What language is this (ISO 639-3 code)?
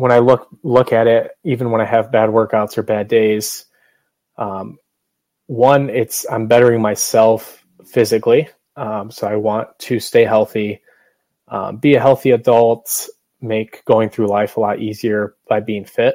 eng